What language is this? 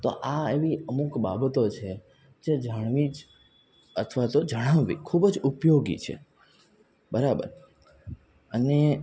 Gujarati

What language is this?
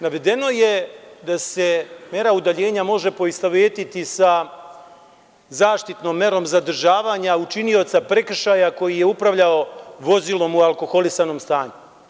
Serbian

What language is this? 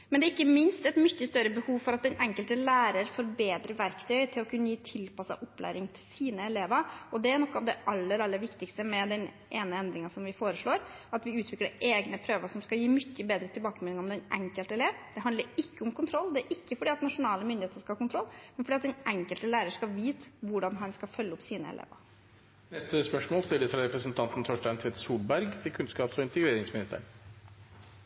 Norwegian Bokmål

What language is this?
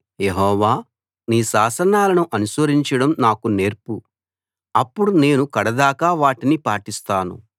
Telugu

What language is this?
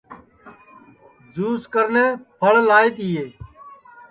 Sansi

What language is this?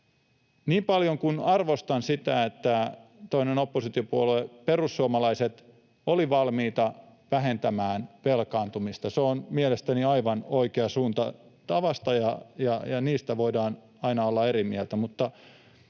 Finnish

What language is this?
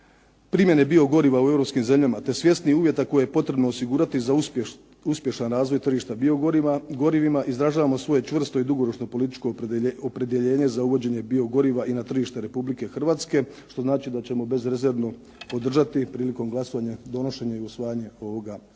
Croatian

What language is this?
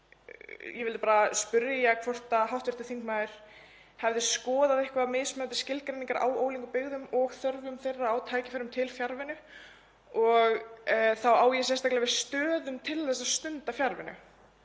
Icelandic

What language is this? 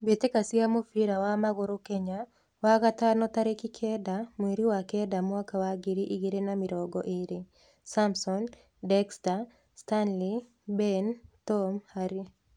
Kikuyu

